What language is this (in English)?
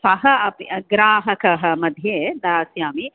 Sanskrit